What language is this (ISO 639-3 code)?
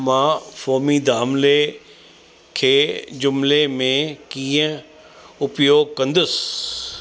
snd